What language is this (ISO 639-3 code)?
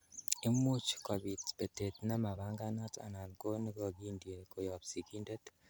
kln